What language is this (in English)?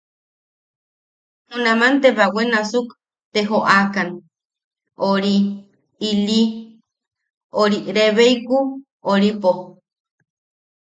Yaqui